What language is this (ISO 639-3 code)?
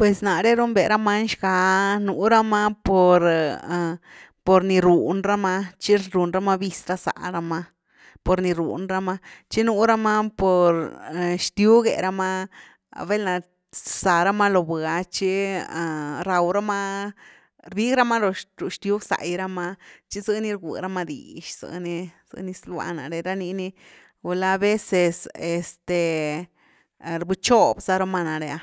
ztu